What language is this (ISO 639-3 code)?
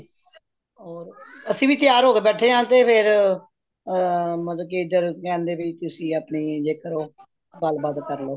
pan